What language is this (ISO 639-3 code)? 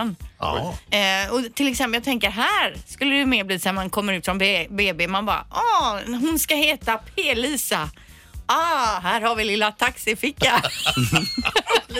swe